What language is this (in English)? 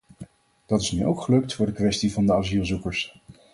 Dutch